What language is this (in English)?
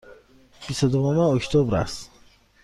Persian